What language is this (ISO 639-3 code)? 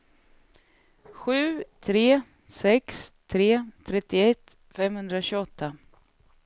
swe